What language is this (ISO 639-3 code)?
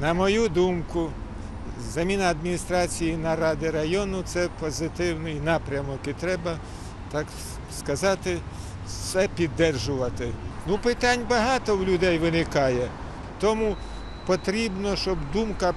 rus